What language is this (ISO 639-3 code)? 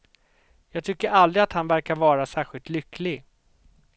swe